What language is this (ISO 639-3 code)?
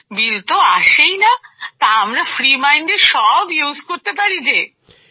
ben